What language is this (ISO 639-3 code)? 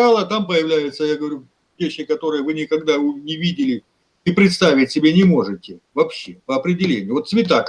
rus